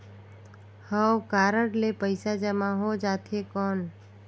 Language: Chhattisgarhi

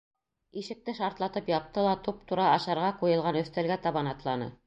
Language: Bashkir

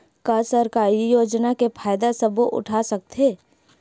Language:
Chhattisgarhi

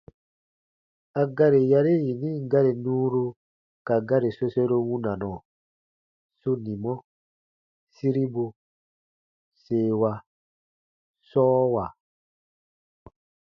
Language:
Baatonum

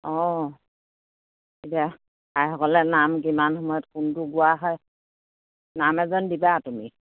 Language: Assamese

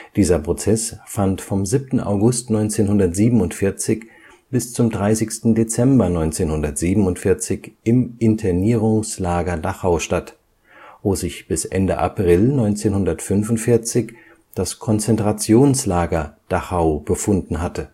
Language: German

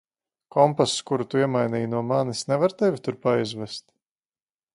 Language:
Latvian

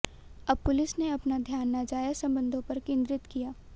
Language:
Hindi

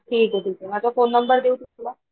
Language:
Marathi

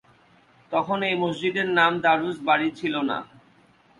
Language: Bangla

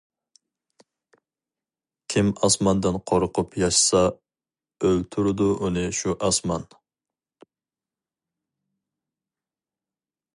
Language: Uyghur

